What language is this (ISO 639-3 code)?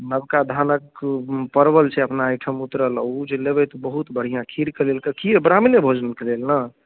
mai